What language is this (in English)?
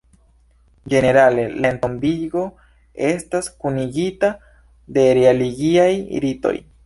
Esperanto